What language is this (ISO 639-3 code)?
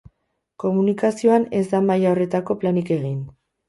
eus